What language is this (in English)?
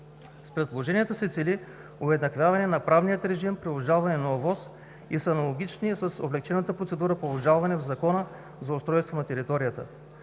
Bulgarian